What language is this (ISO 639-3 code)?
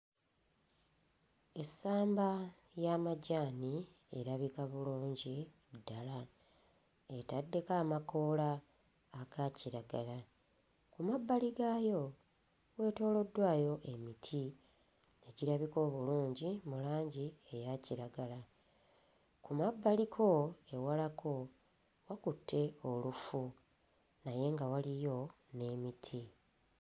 lug